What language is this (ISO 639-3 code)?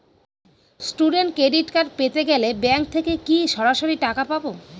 ben